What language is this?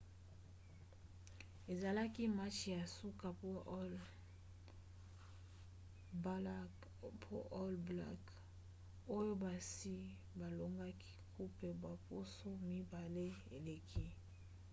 Lingala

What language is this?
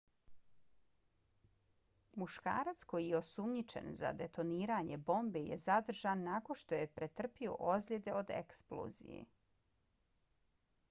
Bosnian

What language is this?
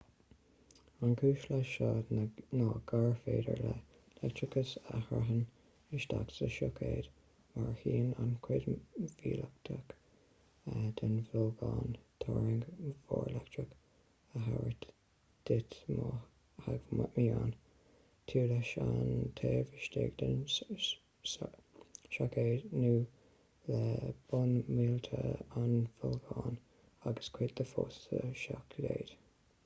Irish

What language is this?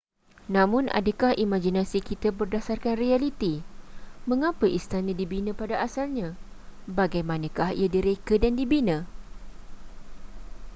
Malay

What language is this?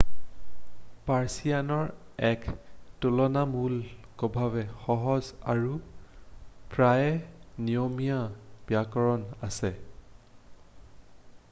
Assamese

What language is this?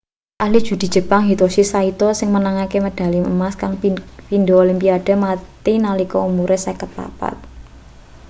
Javanese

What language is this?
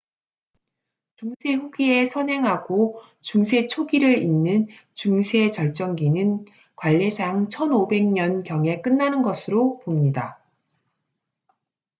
Korean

